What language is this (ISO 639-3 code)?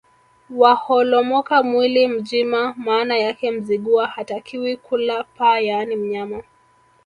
swa